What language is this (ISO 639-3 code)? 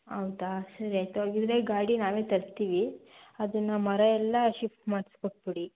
kan